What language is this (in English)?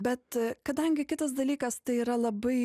Lithuanian